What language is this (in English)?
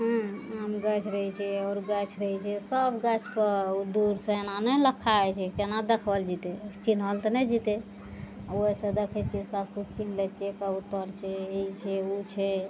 Maithili